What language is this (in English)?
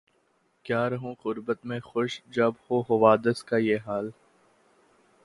Urdu